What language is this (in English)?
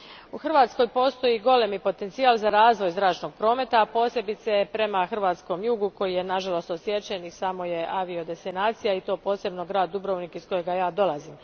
Croatian